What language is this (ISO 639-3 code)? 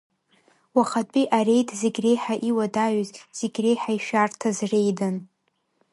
abk